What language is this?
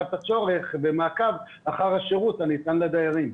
Hebrew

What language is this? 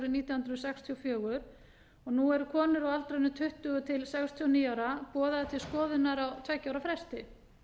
Icelandic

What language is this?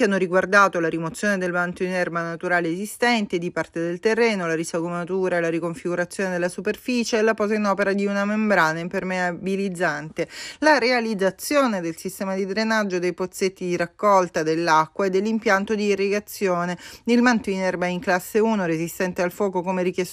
Italian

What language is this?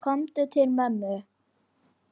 Icelandic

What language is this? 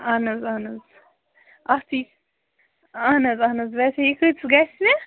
Kashmiri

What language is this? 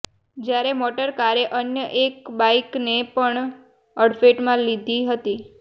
Gujarati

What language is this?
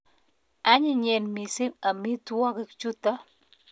Kalenjin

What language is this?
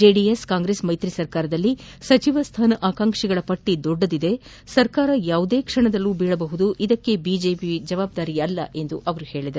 Kannada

